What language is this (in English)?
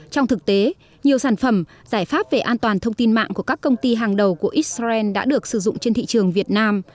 Vietnamese